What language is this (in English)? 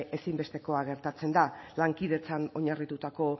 Basque